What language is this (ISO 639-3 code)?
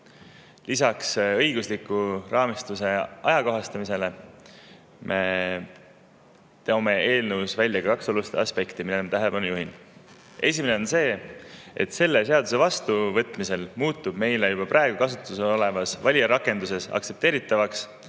est